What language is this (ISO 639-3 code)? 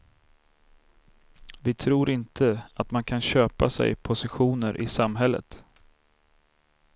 swe